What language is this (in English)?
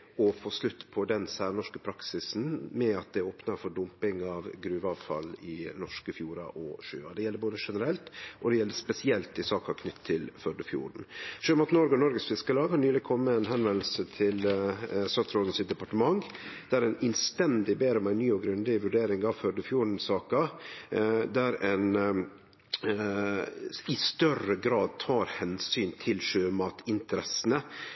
Norwegian Nynorsk